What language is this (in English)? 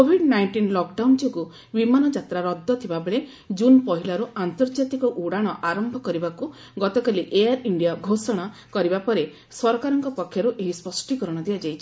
Odia